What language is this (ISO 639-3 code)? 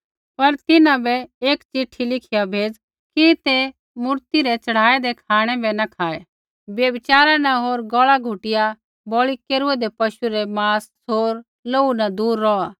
kfx